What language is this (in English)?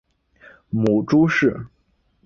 Chinese